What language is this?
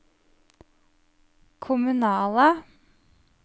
Norwegian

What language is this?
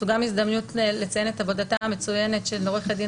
Hebrew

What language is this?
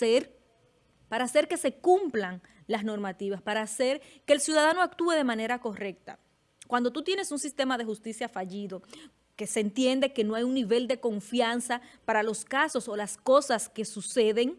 Spanish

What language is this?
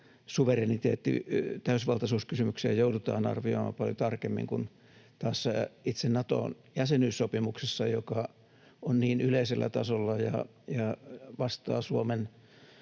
Finnish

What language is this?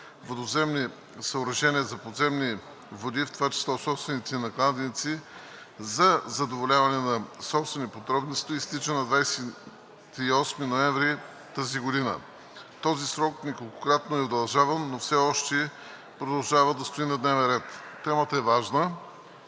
Bulgarian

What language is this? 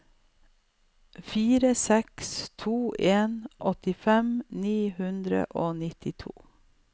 Norwegian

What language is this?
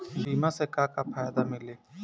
Bhojpuri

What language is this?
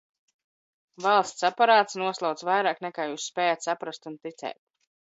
Latvian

